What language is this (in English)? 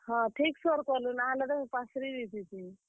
Odia